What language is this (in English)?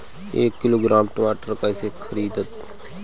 Bhojpuri